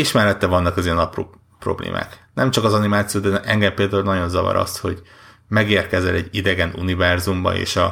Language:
Hungarian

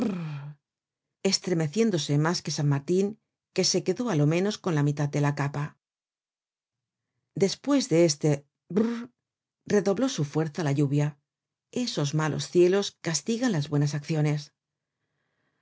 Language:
Spanish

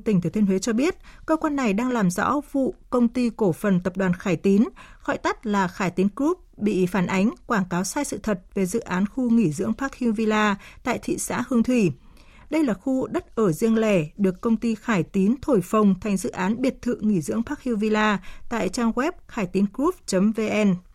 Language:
Vietnamese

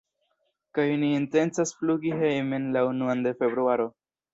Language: Esperanto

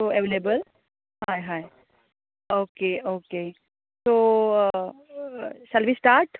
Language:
Konkani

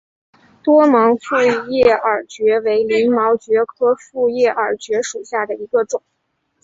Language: Chinese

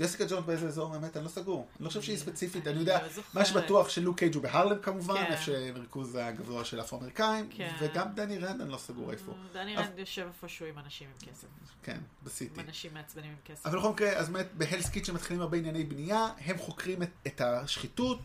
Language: Hebrew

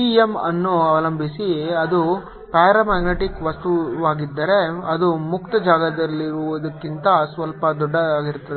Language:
Kannada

